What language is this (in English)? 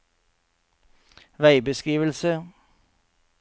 Norwegian